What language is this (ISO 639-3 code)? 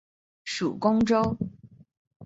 zho